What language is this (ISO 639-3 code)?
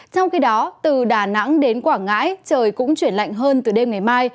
vie